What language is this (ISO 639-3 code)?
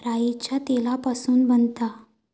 mar